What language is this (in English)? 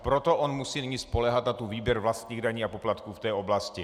Czech